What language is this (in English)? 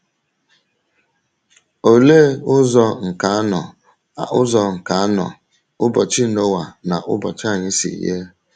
Igbo